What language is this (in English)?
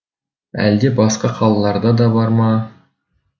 Kazakh